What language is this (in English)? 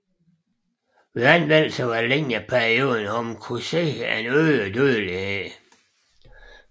Danish